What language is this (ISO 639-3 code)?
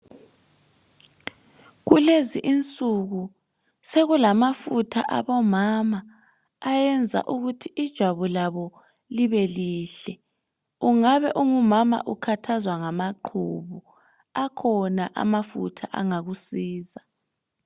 nde